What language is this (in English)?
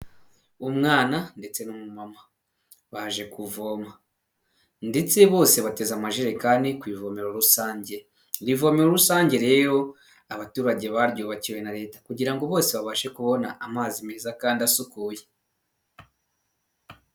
Kinyarwanda